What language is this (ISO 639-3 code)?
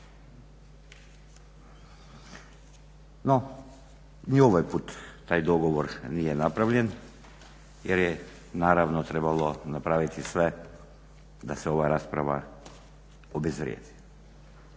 hrv